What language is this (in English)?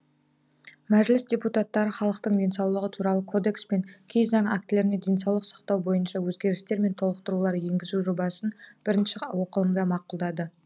Kazakh